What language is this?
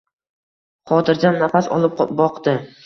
Uzbek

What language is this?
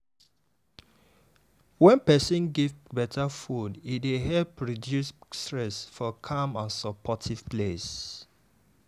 Nigerian Pidgin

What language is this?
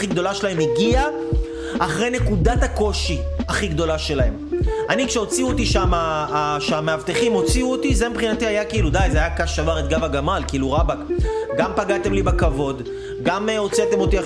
Hebrew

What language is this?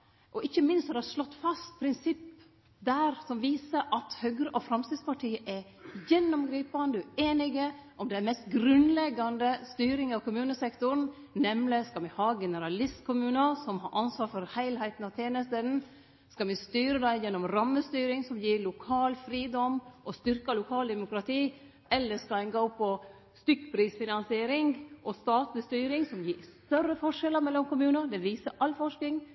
Norwegian Nynorsk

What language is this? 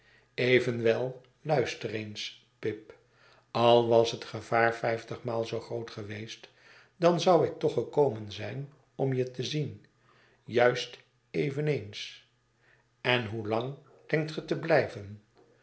Dutch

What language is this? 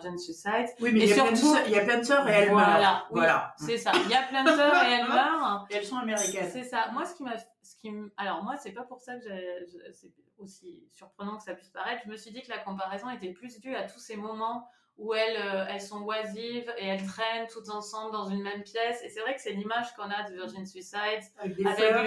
French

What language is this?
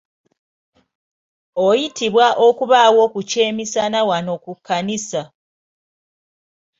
Ganda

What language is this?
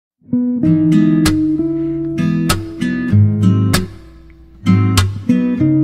Korean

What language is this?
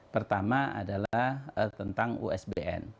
Indonesian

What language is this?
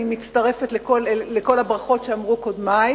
Hebrew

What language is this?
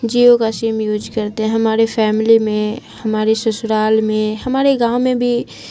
Urdu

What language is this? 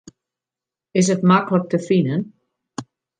Western Frisian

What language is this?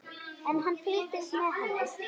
Icelandic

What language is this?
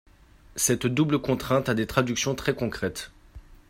French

